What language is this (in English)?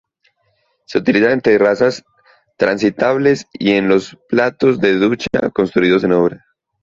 Spanish